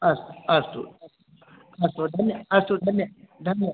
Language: Sanskrit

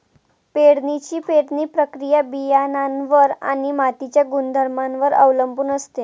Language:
Marathi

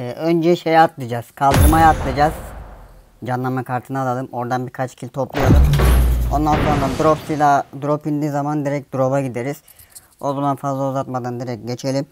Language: Turkish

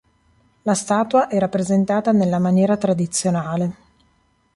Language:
Italian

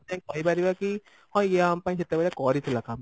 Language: Odia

